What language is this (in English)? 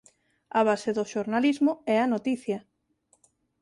Galician